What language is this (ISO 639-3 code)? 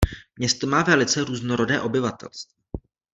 ces